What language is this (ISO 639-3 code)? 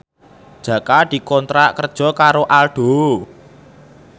jav